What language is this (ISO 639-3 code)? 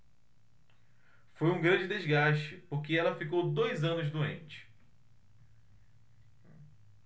por